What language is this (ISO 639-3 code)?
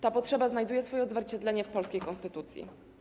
pol